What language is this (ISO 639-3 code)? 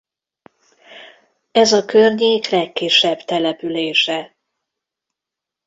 hun